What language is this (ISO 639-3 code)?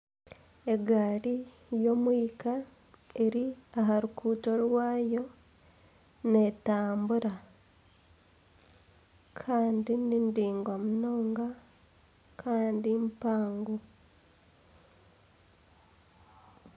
nyn